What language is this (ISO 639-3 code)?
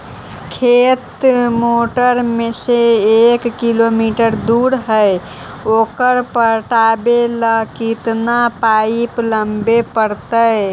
mag